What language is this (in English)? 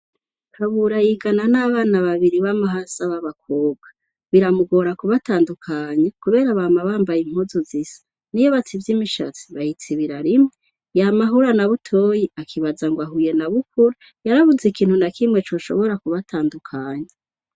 Rundi